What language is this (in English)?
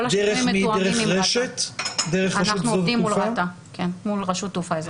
Hebrew